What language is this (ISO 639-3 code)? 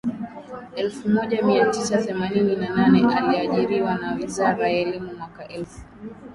swa